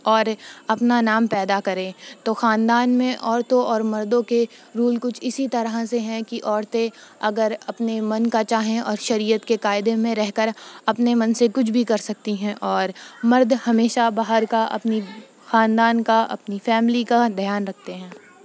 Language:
Urdu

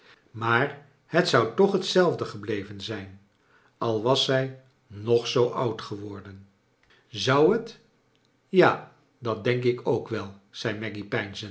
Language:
Dutch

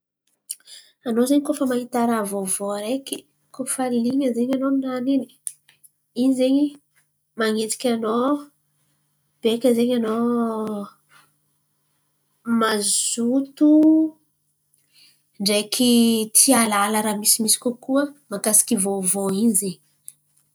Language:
Antankarana Malagasy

